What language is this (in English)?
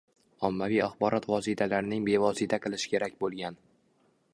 Uzbek